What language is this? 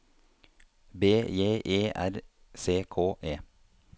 Norwegian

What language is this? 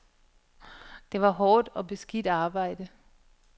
Danish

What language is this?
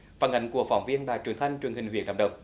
Vietnamese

